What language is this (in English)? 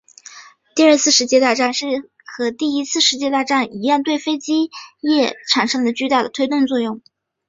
Chinese